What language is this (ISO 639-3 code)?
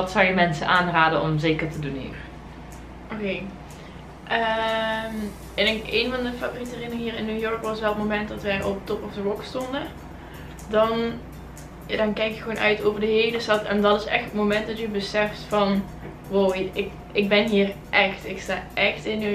nld